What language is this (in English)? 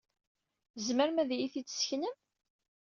Kabyle